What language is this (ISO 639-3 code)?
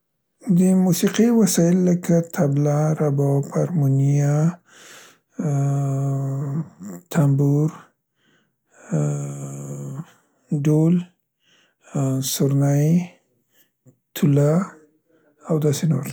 pst